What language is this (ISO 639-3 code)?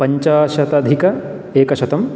san